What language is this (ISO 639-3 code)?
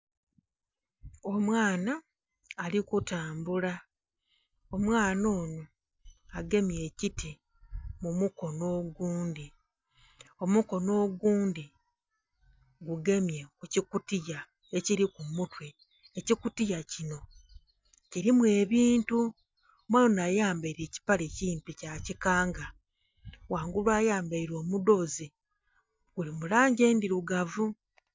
xog